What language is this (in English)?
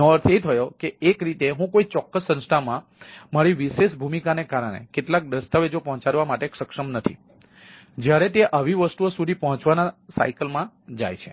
Gujarati